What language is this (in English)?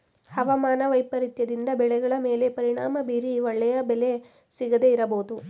Kannada